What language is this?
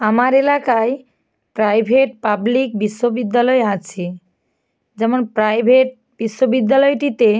Bangla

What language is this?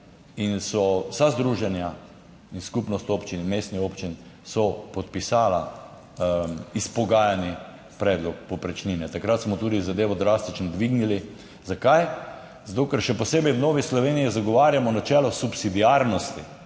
Slovenian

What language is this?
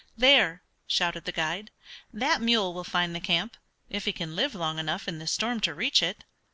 English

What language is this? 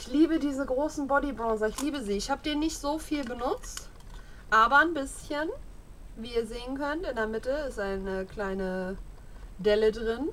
German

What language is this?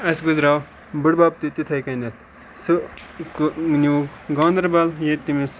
Kashmiri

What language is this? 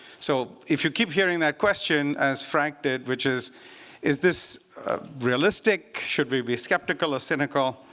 English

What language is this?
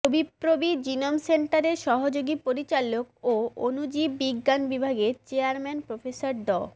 Bangla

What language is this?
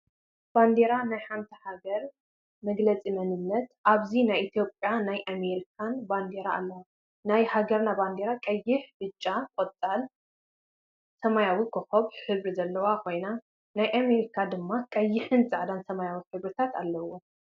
Tigrinya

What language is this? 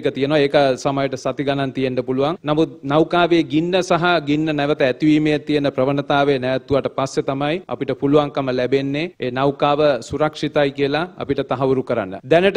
Hindi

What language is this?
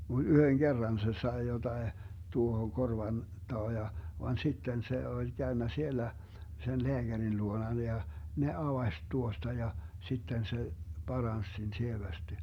Finnish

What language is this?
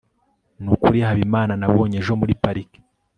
Kinyarwanda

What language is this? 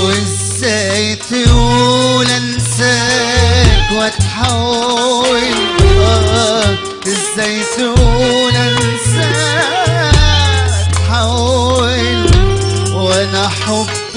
Arabic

